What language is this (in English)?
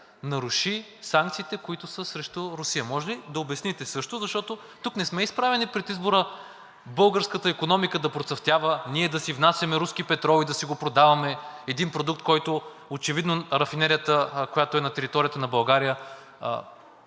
Bulgarian